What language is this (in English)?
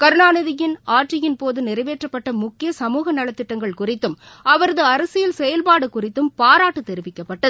Tamil